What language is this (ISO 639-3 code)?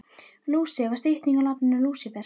isl